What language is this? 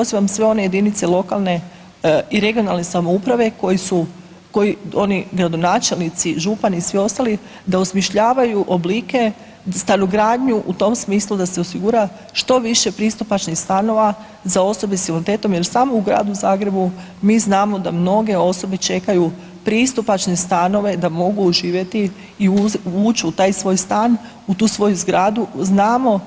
Croatian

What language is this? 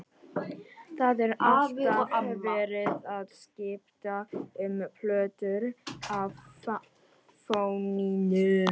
Icelandic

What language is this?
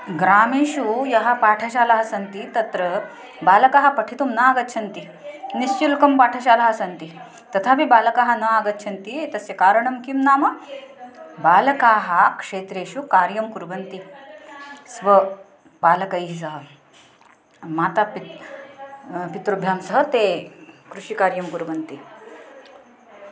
Sanskrit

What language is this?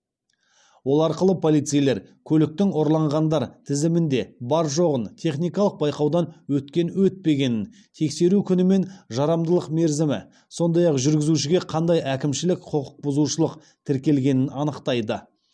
Kazakh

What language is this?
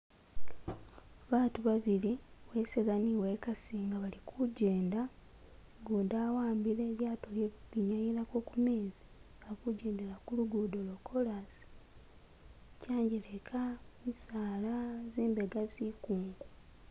Masaaba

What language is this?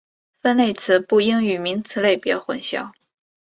Chinese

